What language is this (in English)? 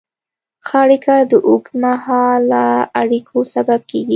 Pashto